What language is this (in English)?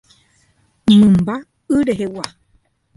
Guarani